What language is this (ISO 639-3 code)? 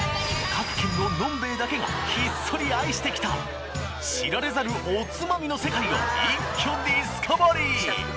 jpn